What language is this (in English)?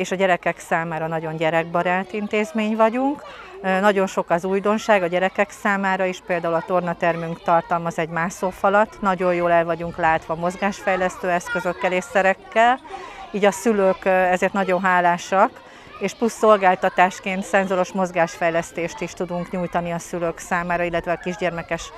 Hungarian